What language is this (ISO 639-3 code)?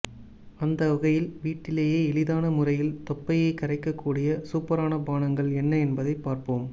tam